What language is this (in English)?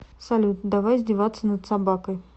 Russian